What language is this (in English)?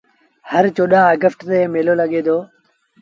Sindhi Bhil